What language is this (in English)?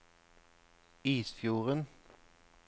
Norwegian